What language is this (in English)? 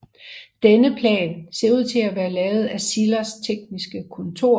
Danish